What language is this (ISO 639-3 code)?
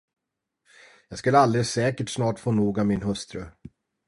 swe